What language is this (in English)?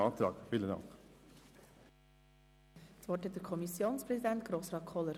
Swiss German